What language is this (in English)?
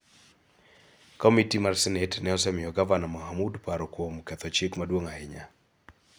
Luo (Kenya and Tanzania)